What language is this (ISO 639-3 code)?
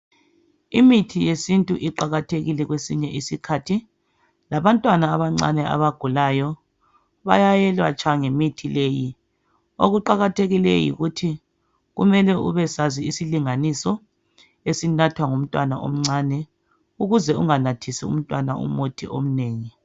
nde